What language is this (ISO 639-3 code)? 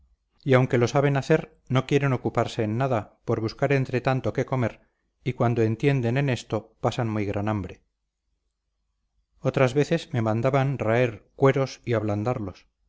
spa